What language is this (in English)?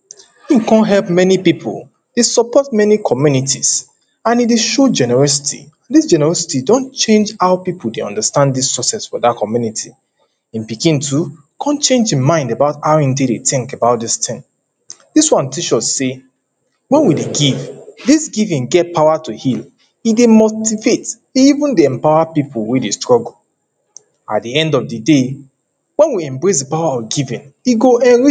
Nigerian Pidgin